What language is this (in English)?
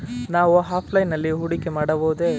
Kannada